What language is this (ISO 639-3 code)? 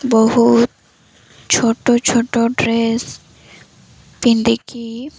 ori